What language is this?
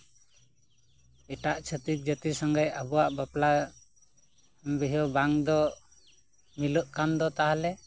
Santali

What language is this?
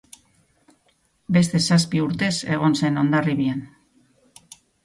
Basque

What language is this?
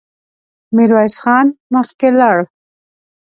Pashto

